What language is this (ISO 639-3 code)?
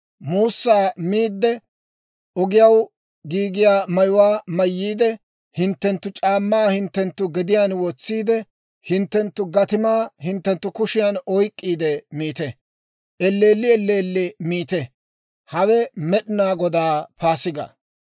dwr